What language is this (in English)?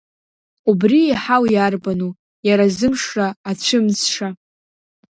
Abkhazian